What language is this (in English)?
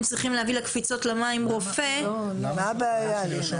Hebrew